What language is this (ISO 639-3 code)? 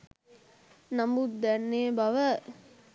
sin